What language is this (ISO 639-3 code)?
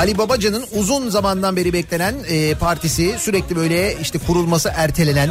tur